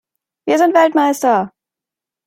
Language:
German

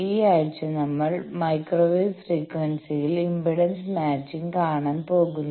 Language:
Malayalam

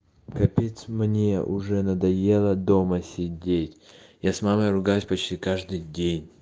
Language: Russian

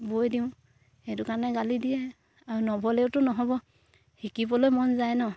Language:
Assamese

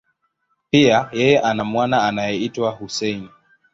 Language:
Swahili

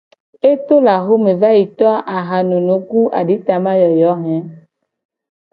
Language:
Gen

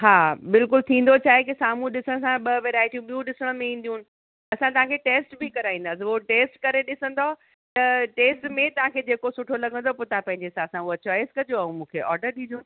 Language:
Sindhi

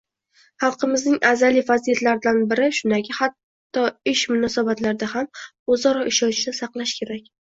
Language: Uzbek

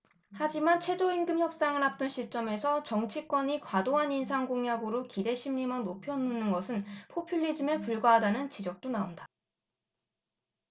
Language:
Korean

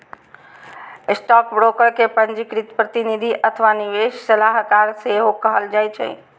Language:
Maithili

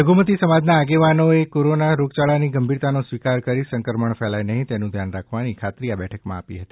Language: Gujarati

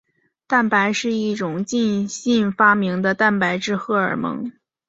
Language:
Chinese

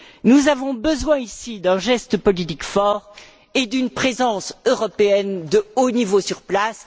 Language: French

